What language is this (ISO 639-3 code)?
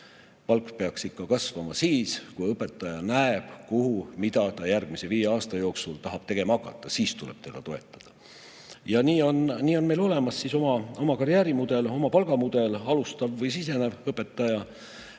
est